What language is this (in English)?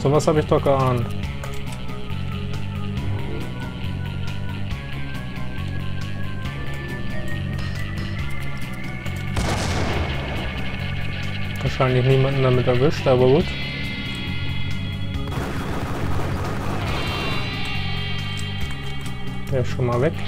German